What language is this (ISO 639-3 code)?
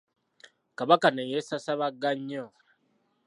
lug